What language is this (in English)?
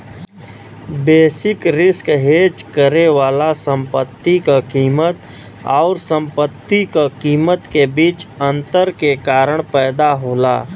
Bhojpuri